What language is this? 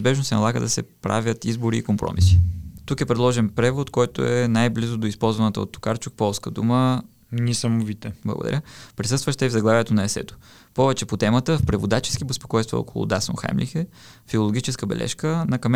Bulgarian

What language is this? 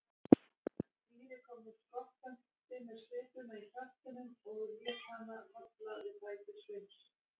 Icelandic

